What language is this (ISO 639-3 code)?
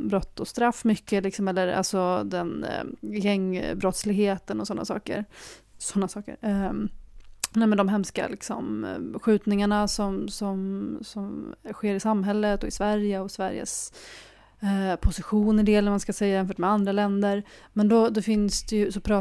swe